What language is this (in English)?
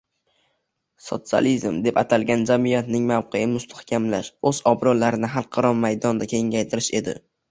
Uzbek